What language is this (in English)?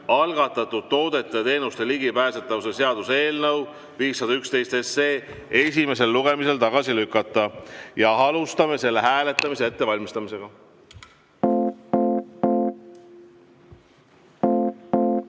Estonian